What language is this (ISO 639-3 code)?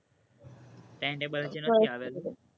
guj